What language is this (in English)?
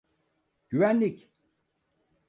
Turkish